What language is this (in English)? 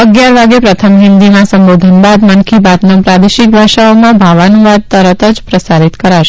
Gujarati